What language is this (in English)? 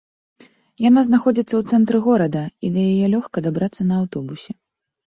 Belarusian